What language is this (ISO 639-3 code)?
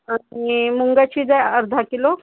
mar